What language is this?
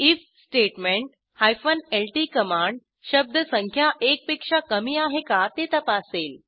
Marathi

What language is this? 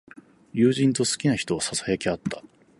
Japanese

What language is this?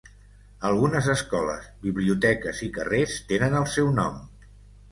Catalan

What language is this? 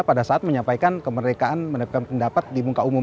Indonesian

